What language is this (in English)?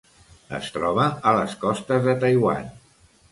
Catalan